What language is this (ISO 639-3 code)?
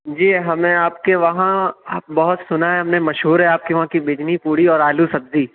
urd